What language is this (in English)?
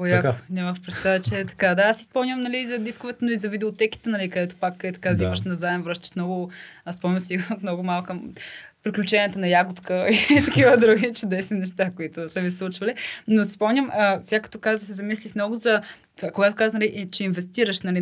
Bulgarian